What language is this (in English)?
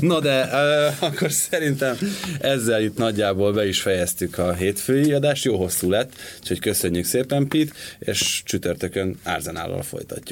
Hungarian